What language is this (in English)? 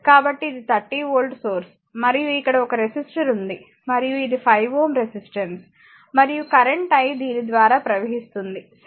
Telugu